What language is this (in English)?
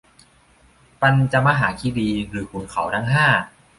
Thai